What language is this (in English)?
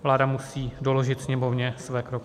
Czech